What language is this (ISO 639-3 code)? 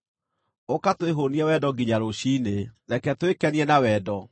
kik